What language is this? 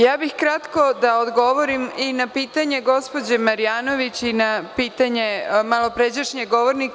Serbian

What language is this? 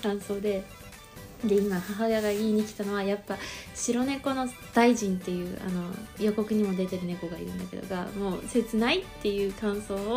Japanese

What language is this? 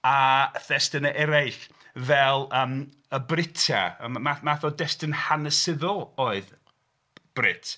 Welsh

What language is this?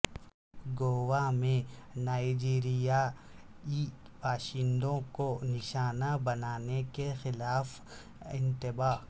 Urdu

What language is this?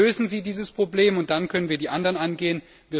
German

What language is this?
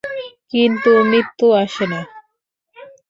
Bangla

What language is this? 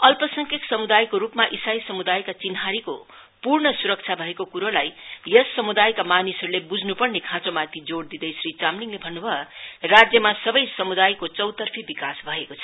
Nepali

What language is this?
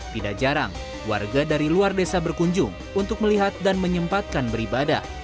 Indonesian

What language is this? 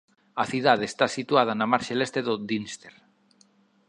Galician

